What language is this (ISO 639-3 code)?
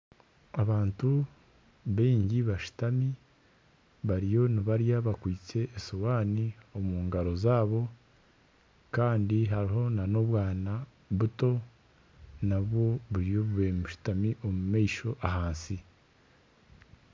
nyn